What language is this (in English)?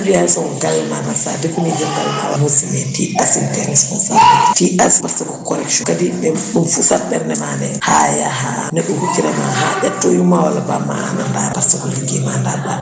Fula